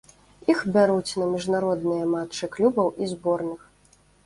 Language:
Belarusian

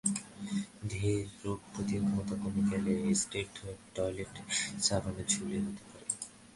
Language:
Bangla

